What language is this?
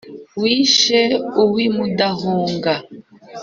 Kinyarwanda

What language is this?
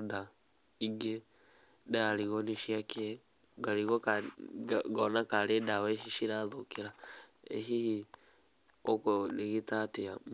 Kikuyu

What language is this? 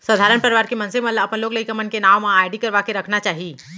Chhattisgarhi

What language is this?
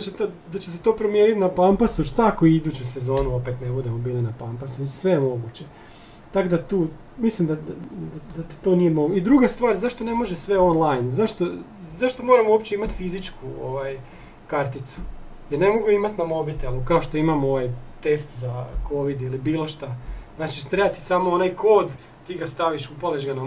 Croatian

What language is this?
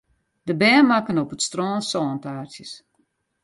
Western Frisian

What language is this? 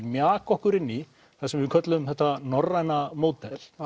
Icelandic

